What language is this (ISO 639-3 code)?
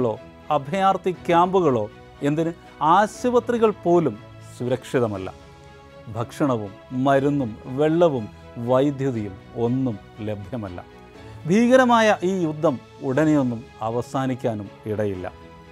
mal